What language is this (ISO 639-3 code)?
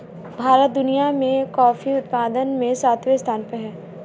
hin